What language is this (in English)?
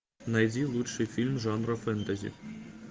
Russian